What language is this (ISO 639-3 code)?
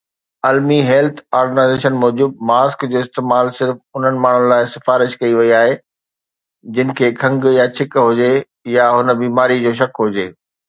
snd